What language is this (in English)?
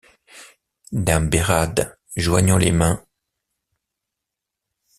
French